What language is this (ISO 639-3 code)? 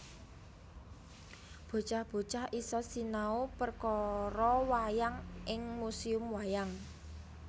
jav